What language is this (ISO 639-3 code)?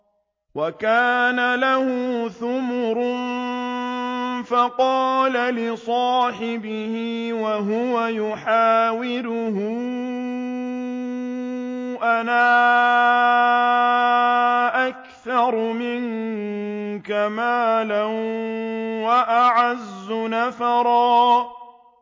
ara